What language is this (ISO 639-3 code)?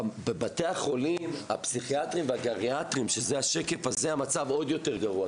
heb